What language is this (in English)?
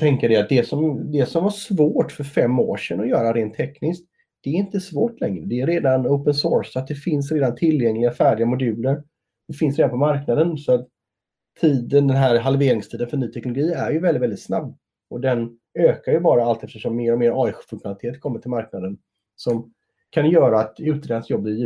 Swedish